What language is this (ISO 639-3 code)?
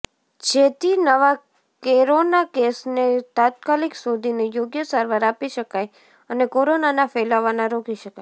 guj